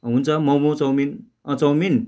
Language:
Nepali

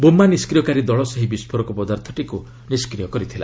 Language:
Odia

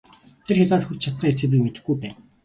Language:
Mongolian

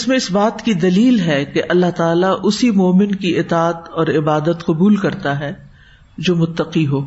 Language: Urdu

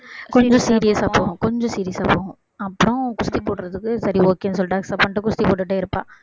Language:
Tamil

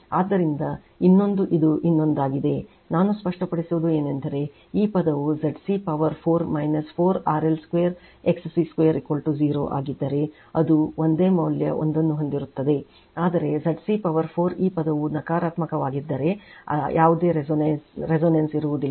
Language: Kannada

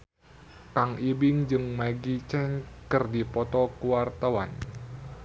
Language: Sundanese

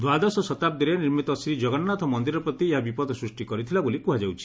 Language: Odia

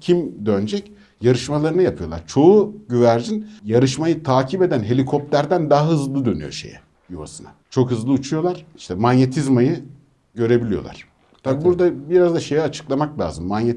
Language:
Turkish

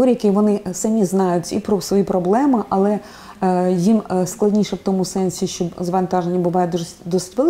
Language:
Ukrainian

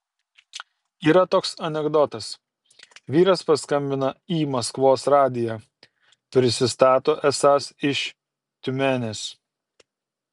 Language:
Lithuanian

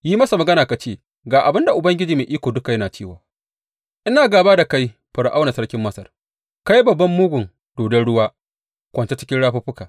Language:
Hausa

